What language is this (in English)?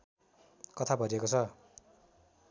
Nepali